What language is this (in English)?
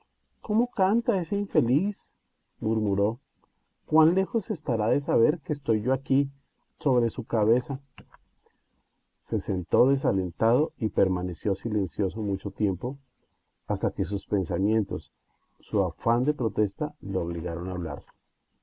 Spanish